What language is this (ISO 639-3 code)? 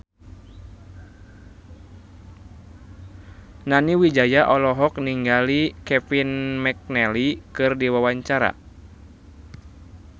sun